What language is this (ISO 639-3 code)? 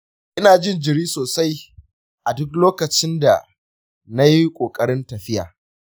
hau